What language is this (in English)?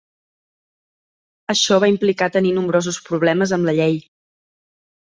Catalan